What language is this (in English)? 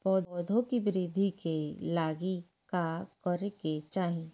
Bhojpuri